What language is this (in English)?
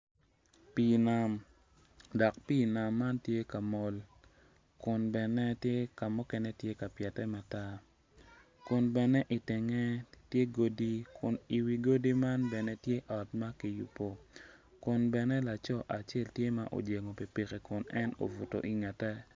Acoli